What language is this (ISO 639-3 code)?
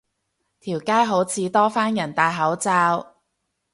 yue